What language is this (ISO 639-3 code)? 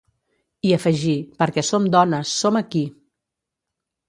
cat